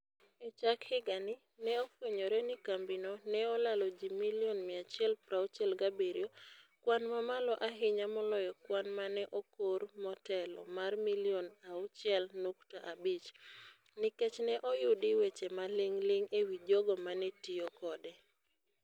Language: Luo (Kenya and Tanzania)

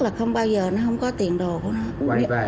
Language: Vietnamese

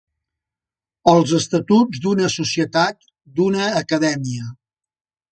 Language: Catalan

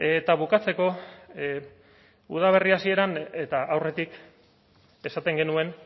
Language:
Basque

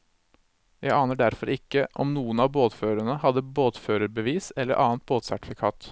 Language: Norwegian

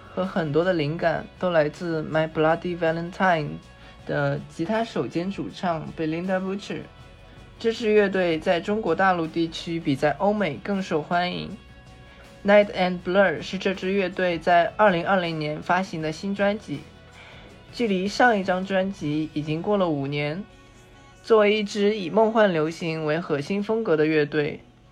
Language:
Chinese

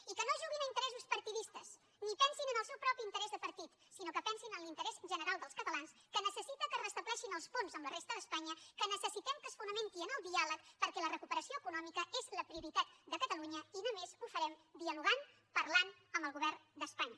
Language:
Catalan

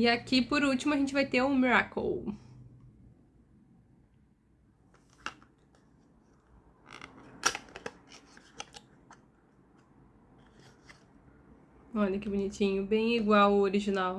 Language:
Portuguese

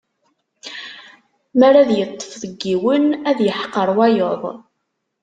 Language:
Kabyle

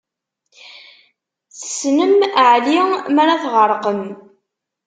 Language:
Kabyle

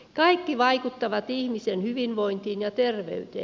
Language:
Finnish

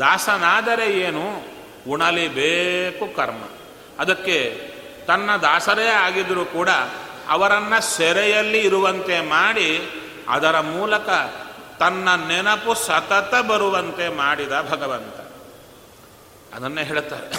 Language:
Kannada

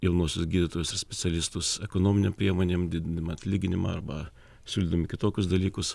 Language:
Lithuanian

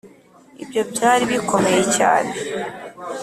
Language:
Kinyarwanda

